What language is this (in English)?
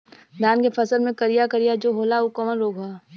Bhojpuri